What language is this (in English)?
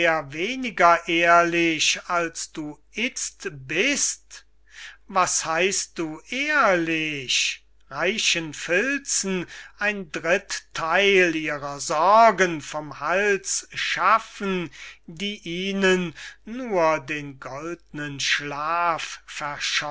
German